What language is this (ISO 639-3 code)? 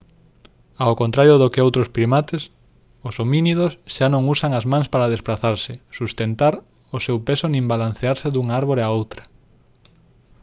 glg